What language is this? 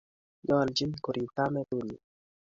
Kalenjin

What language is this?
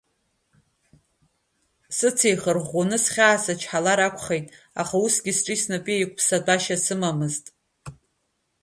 Abkhazian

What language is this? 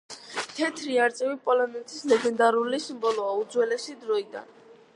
Georgian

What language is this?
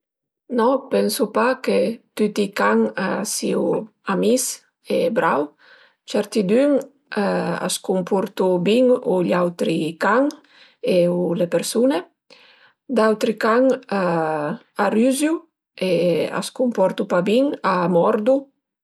Piedmontese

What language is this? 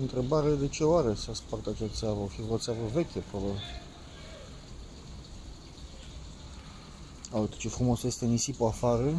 Romanian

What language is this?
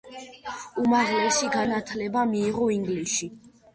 Georgian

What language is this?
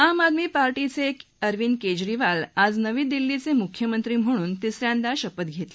Marathi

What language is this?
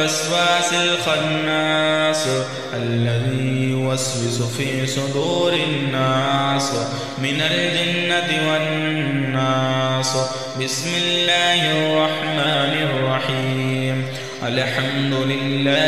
Arabic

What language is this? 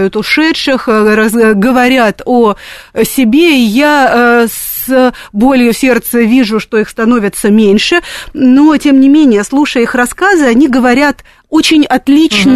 Russian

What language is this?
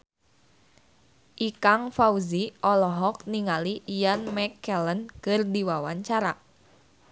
Sundanese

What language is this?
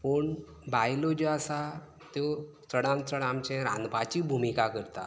Konkani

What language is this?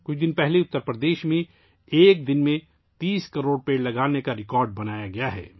Urdu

